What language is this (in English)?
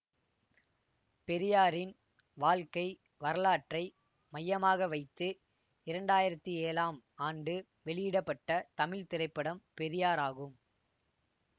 Tamil